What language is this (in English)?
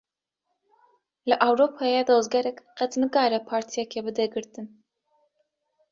Kurdish